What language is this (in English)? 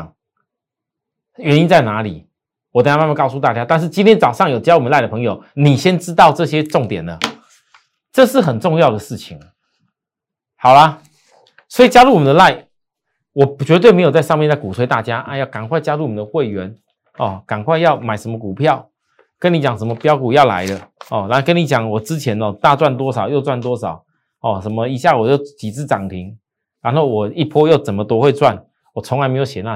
Chinese